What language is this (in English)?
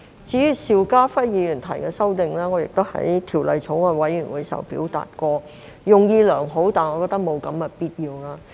Cantonese